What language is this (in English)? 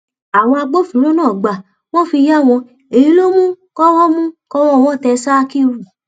Yoruba